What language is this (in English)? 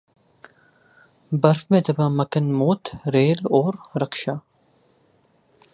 Urdu